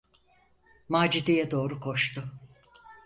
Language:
Turkish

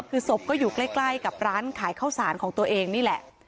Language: Thai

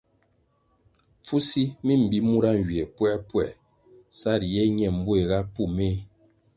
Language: Kwasio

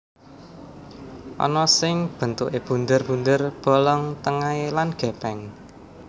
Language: Javanese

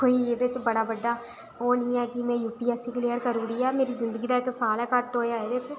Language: Dogri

